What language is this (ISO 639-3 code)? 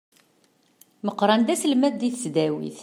kab